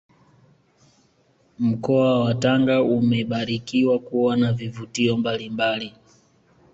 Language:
Swahili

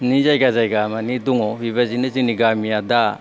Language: Bodo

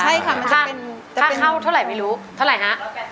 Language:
Thai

